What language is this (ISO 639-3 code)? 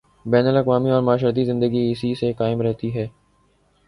urd